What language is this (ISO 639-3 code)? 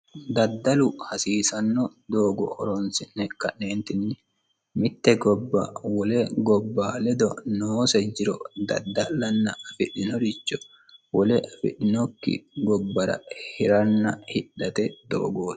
sid